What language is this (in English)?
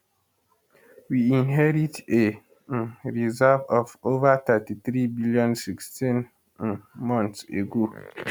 Nigerian Pidgin